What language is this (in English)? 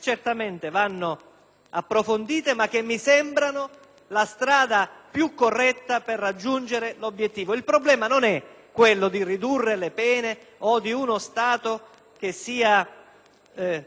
Italian